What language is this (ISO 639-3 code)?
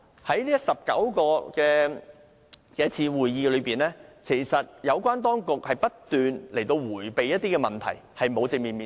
yue